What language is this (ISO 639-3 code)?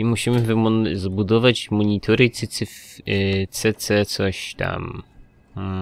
pol